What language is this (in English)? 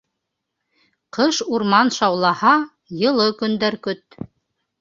Bashkir